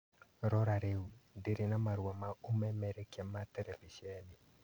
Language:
Kikuyu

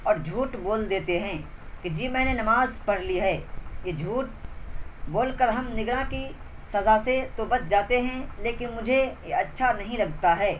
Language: Urdu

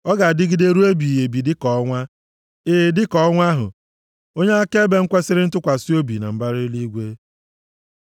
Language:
Igbo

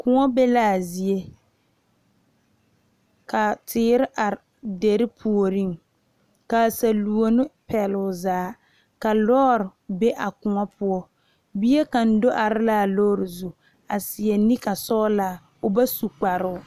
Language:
Southern Dagaare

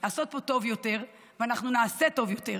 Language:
Hebrew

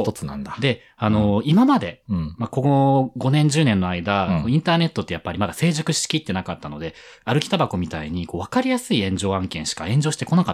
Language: Japanese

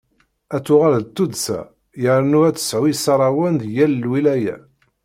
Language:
Kabyle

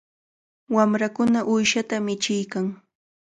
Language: Cajatambo North Lima Quechua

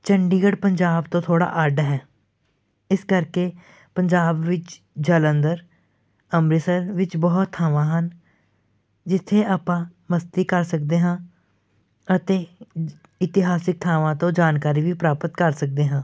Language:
Punjabi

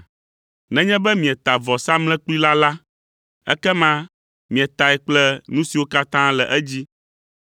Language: Ewe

